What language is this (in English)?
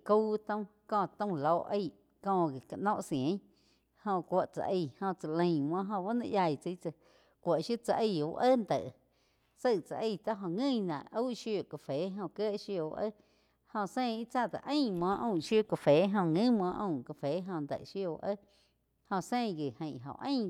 Quiotepec Chinantec